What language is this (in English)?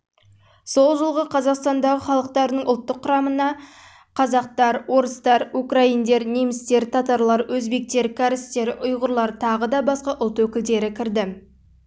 Kazakh